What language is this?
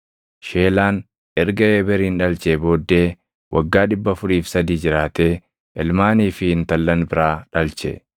Oromo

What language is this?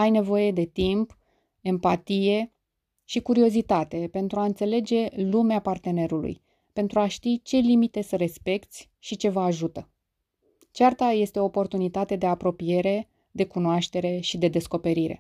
Romanian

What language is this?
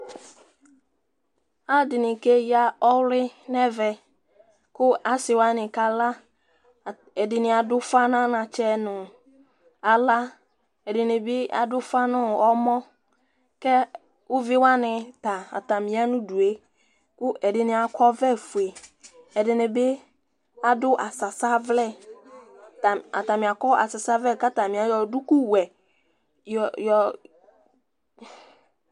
Ikposo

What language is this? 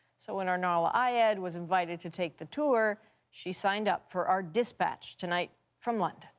English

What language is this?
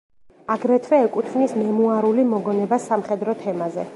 Georgian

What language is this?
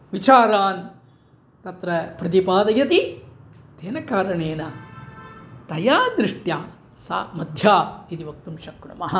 Sanskrit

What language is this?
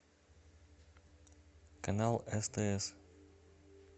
Russian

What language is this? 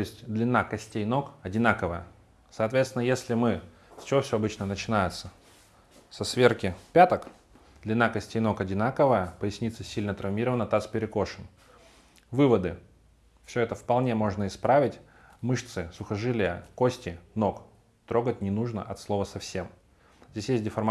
Russian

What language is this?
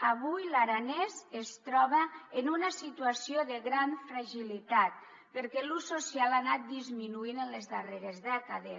Catalan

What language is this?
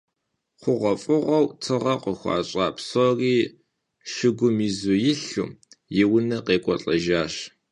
Kabardian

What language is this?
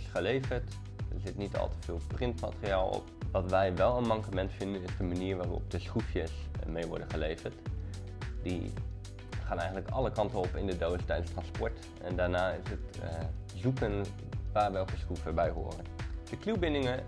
Dutch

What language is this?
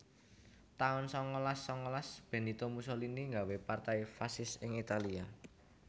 Javanese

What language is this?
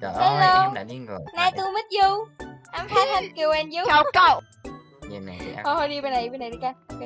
Vietnamese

